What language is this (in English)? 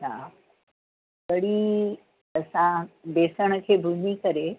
Sindhi